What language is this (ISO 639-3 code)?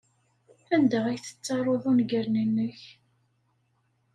kab